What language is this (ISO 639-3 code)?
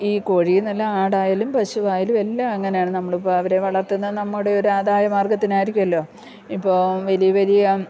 mal